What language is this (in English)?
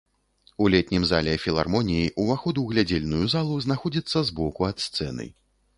Belarusian